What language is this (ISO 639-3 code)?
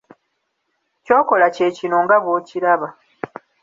lug